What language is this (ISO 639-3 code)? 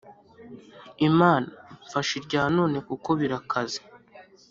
kin